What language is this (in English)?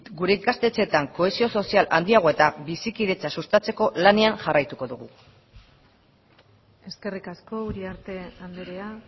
Basque